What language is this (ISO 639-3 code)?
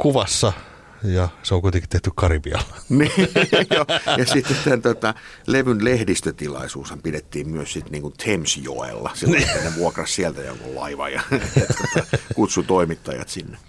fin